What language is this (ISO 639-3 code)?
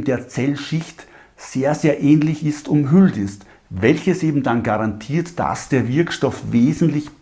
deu